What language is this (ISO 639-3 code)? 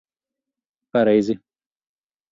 lav